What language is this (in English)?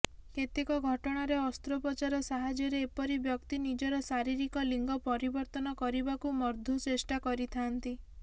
Odia